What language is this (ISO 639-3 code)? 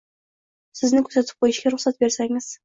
uzb